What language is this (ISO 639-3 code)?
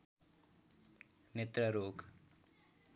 nep